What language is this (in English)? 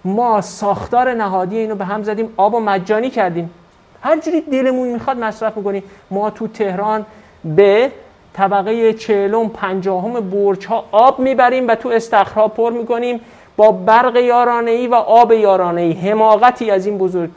Persian